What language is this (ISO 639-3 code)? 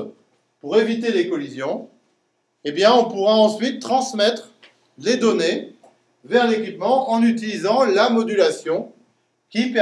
fra